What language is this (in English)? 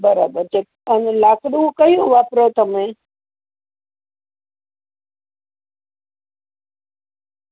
Gujarati